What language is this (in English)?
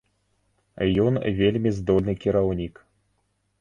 Belarusian